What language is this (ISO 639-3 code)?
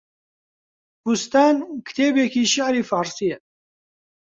ckb